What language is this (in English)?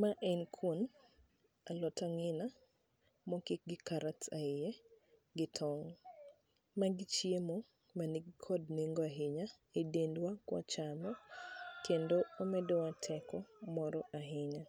Luo (Kenya and Tanzania)